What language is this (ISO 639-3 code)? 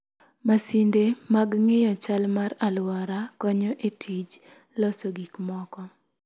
luo